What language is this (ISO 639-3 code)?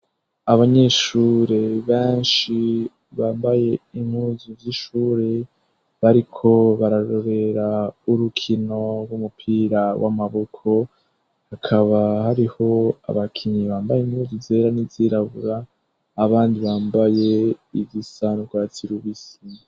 run